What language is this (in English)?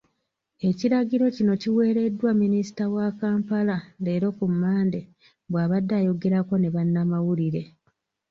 Ganda